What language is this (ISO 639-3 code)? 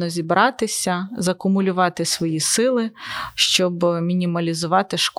ukr